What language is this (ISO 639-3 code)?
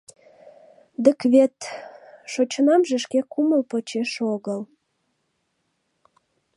chm